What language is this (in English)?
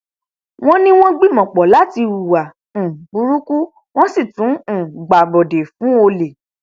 Yoruba